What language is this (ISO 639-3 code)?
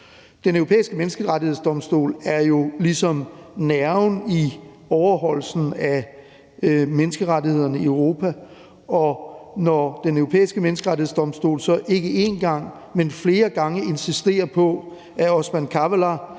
dan